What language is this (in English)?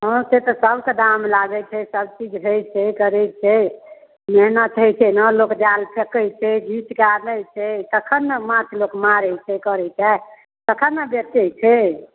Maithili